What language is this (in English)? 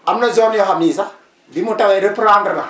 Wolof